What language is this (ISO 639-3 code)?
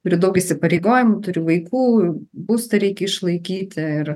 lit